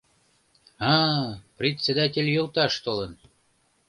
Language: Mari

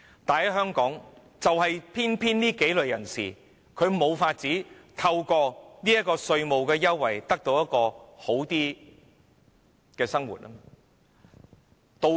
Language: Cantonese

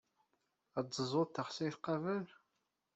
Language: Kabyle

